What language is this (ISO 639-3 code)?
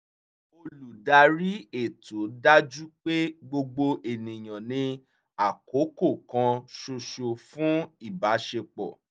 yor